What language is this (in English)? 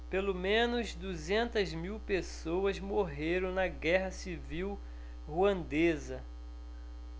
Portuguese